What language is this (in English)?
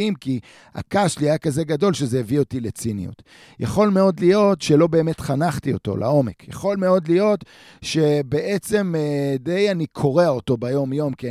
Hebrew